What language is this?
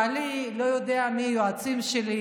Hebrew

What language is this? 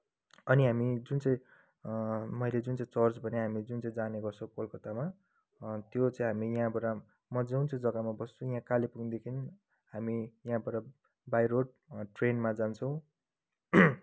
Nepali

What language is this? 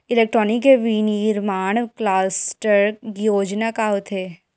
Chhattisgarhi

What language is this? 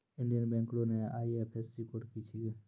Maithili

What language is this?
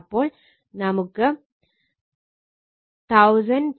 Malayalam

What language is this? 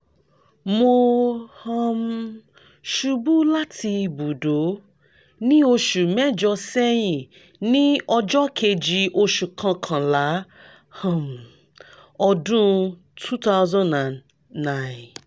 Yoruba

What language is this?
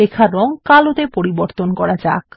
Bangla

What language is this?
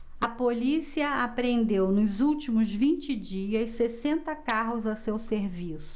Portuguese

